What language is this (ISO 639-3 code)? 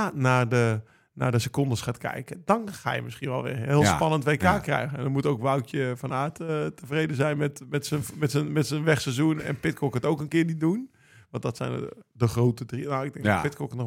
nld